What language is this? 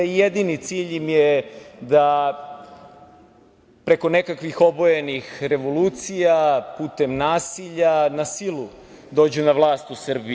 Serbian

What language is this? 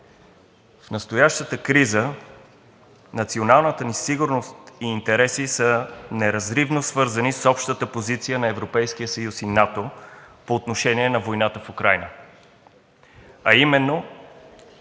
Bulgarian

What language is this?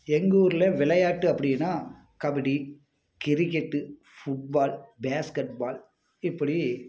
Tamil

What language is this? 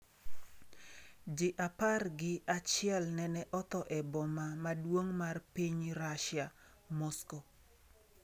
Luo (Kenya and Tanzania)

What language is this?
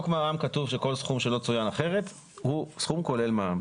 Hebrew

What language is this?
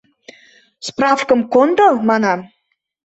Mari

